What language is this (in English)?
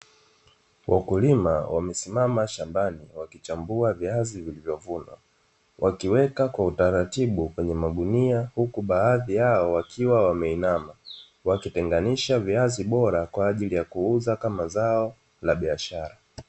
Swahili